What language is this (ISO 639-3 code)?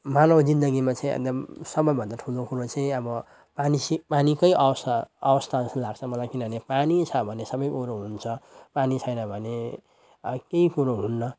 nep